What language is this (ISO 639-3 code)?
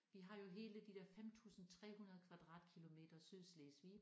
dan